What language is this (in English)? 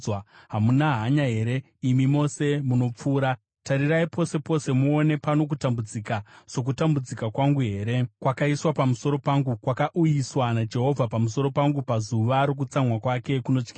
Shona